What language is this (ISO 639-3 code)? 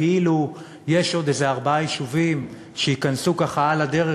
heb